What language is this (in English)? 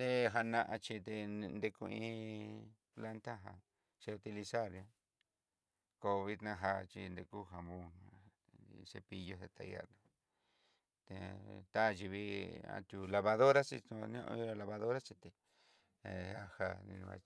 Southeastern Nochixtlán Mixtec